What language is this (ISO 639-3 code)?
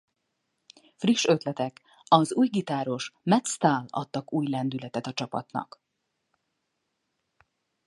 hun